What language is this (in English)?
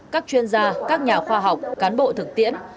Vietnamese